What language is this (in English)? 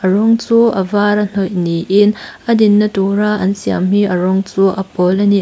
Mizo